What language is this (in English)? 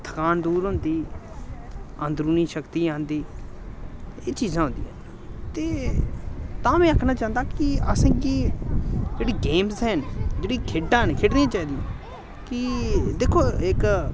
Dogri